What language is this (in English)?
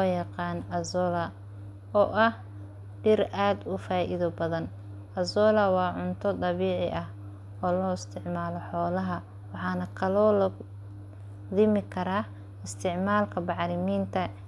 Somali